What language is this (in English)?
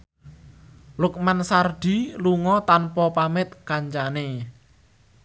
Javanese